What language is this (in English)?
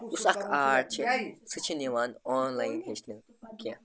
Kashmiri